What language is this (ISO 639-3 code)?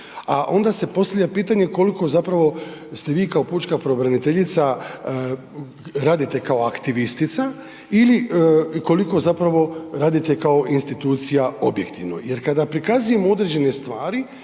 hrv